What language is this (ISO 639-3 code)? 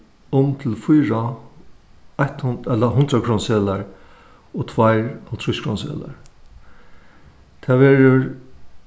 fao